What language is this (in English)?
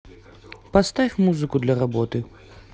Russian